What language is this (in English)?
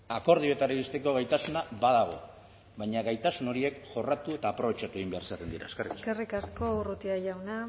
Basque